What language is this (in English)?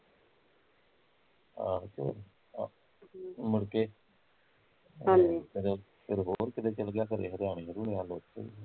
Punjabi